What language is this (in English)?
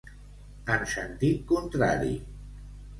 Catalan